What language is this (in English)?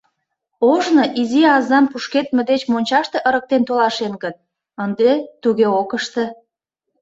Mari